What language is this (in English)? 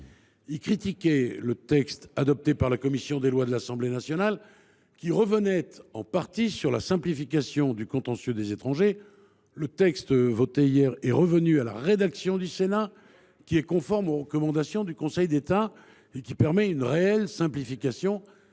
French